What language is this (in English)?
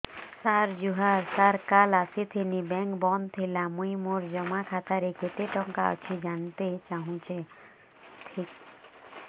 Odia